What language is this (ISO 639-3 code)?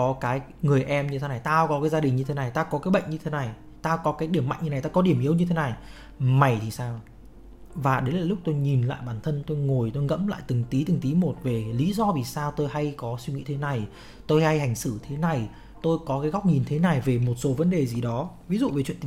vie